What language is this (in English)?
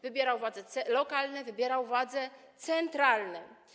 Polish